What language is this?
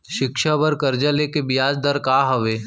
Chhattisgarhi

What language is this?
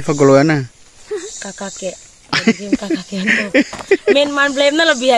Indonesian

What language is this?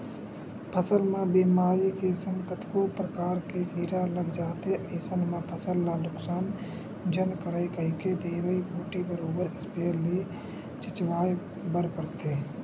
Chhattisgarhi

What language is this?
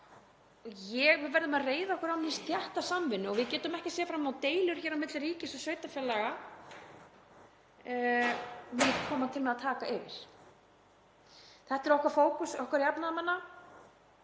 Icelandic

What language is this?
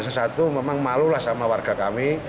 Indonesian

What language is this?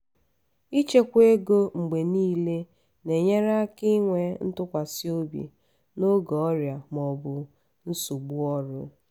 Igbo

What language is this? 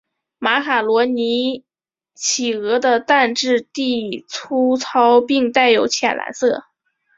Chinese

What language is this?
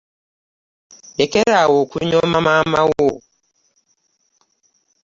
Ganda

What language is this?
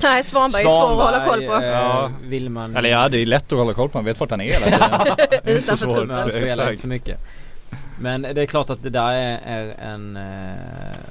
Swedish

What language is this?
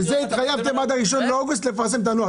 Hebrew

